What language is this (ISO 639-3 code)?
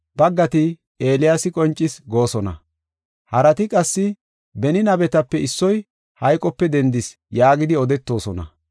gof